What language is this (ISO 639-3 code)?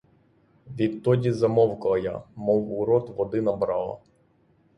ukr